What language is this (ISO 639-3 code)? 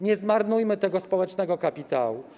pol